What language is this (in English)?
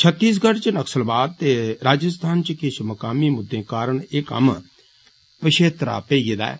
Dogri